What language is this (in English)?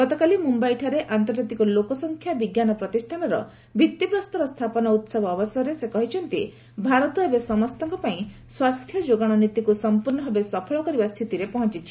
Odia